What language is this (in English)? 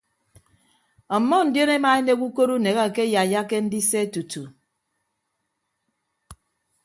Ibibio